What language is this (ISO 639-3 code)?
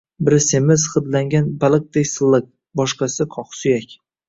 uzb